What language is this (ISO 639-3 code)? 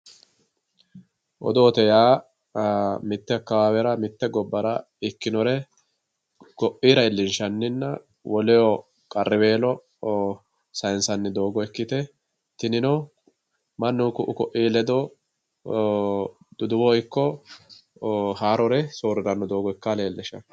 sid